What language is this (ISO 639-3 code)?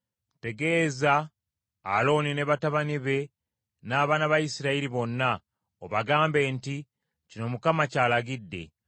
lug